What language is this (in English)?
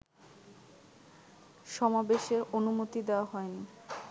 Bangla